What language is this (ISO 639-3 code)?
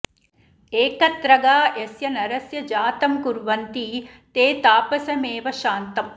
san